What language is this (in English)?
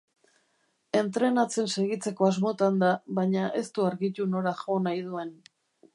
Basque